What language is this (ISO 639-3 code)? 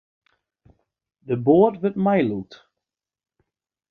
fry